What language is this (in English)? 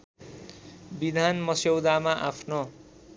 Nepali